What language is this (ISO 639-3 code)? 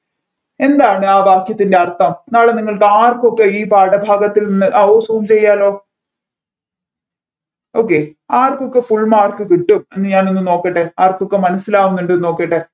mal